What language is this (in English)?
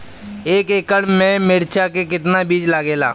Bhojpuri